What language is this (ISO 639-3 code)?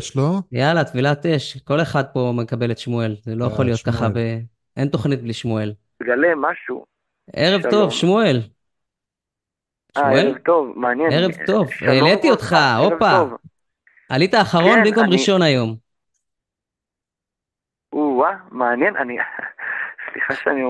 heb